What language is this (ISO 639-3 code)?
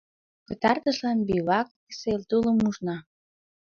chm